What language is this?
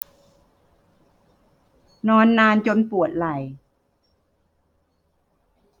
Thai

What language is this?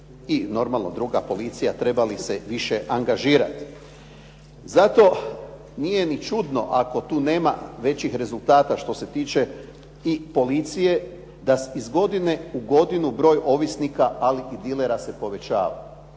Croatian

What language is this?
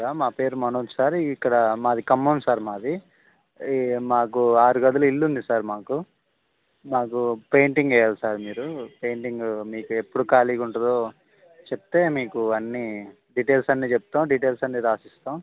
Telugu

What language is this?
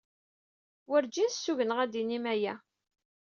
Kabyle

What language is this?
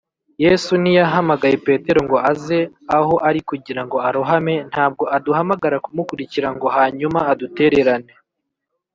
Kinyarwanda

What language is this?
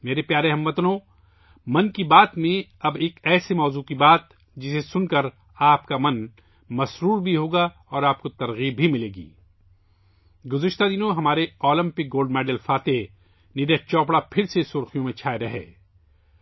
Urdu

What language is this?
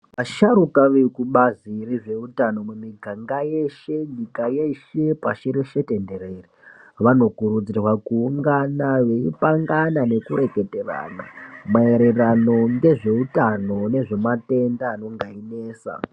Ndau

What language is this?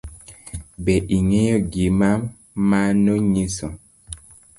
Luo (Kenya and Tanzania)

